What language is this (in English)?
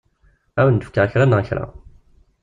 Kabyle